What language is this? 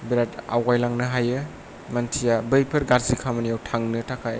Bodo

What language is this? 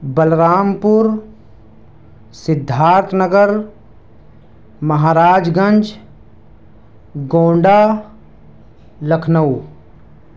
Urdu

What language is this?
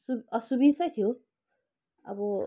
Nepali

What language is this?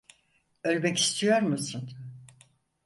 Turkish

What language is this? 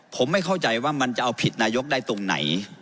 Thai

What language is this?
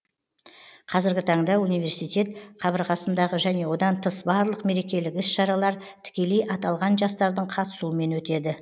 Kazakh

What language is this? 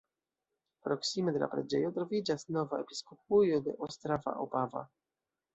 Esperanto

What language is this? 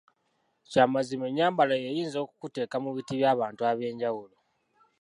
Ganda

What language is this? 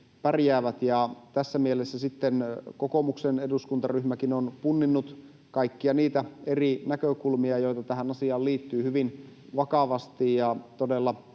Finnish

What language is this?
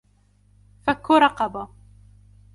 Arabic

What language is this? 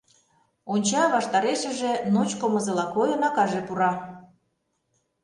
Mari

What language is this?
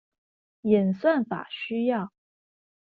Chinese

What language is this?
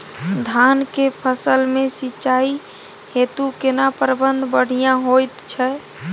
Maithili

